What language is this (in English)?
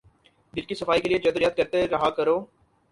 Urdu